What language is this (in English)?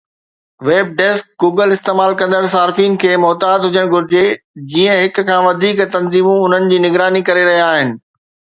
Sindhi